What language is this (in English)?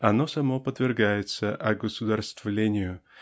Russian